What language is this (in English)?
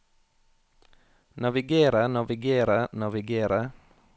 Norwegian